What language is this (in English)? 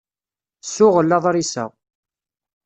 Kabyle